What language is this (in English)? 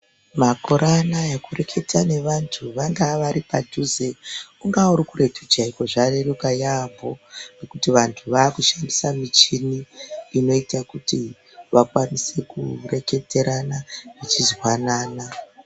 Ndau